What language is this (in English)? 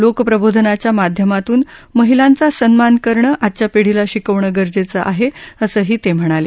Marathi